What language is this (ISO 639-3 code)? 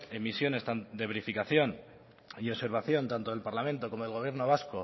spa